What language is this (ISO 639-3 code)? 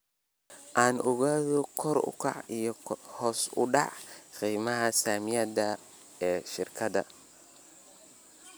som